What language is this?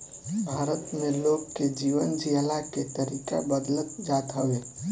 Bhojpuri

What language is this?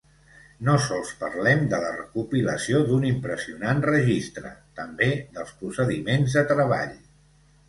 Catalan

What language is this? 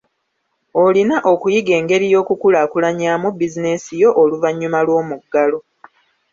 Ganda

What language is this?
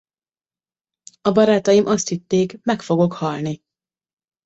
Hungarian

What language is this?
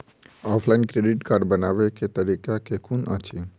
Maithili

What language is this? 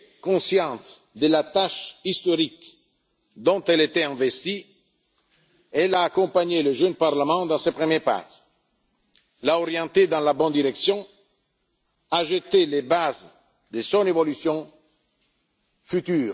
French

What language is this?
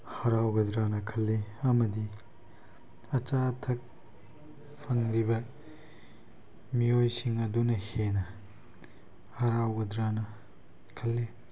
Manipuri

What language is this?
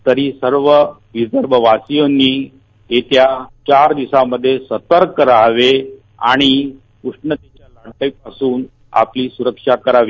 Marathi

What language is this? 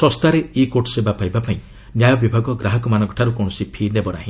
Odia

